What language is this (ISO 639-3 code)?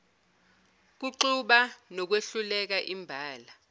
zul